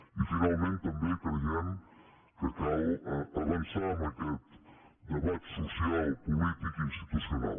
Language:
Catalan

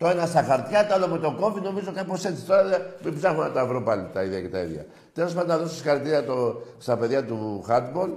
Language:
Greek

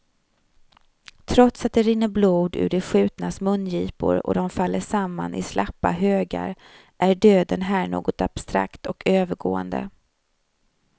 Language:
Swedish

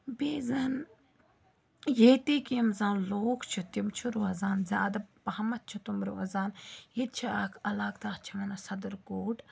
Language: Kashmiri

